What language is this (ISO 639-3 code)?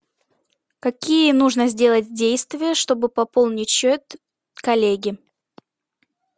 rus